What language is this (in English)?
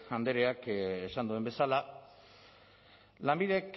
Basque